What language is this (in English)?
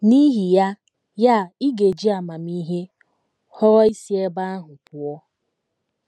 Igbo